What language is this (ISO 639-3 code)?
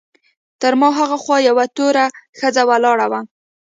pus